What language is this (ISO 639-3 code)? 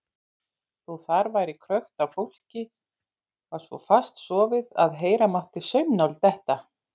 isl